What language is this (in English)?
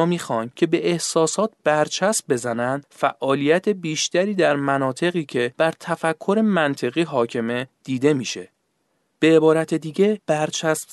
Persian